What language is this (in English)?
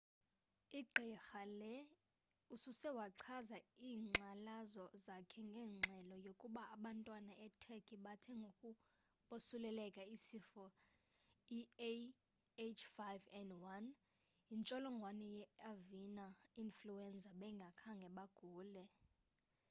Xhosa